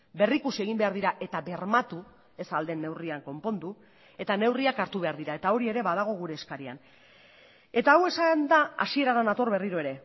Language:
Basque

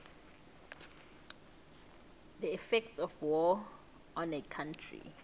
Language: South Ndebele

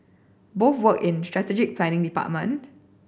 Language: English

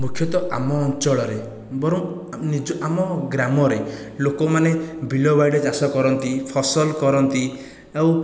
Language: Odia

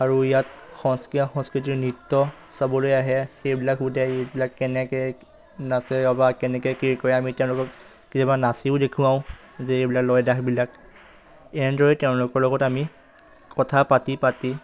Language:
Assamese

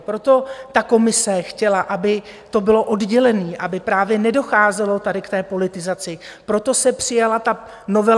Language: Czech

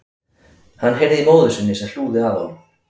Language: Icelandic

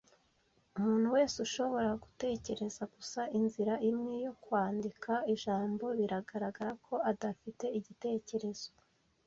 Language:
Kinyarwanda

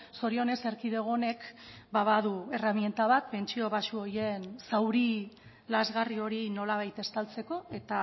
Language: Basque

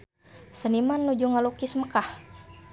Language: Sundanese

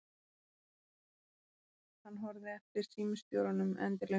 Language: Icelandic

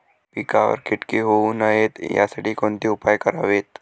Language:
Marathi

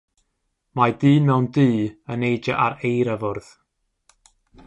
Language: Welsh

